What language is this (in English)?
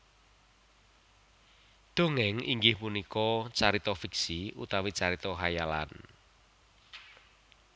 Javanese